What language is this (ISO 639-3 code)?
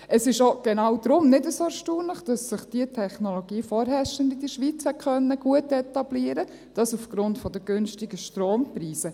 gsw